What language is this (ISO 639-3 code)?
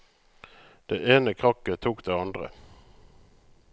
nor